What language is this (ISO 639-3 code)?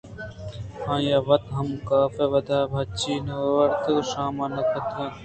bgp